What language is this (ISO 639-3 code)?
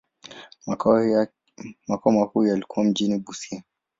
swa